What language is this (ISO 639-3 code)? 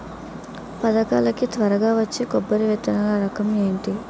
tel